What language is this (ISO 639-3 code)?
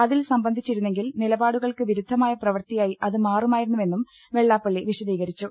mal